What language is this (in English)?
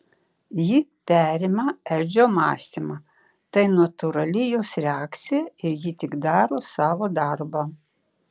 Lithuanian